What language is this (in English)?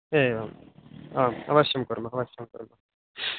Sanskrit